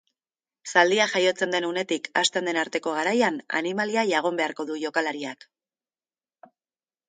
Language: Basque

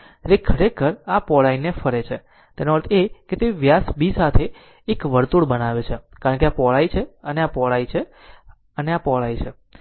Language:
Gujarati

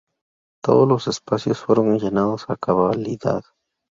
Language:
Spanish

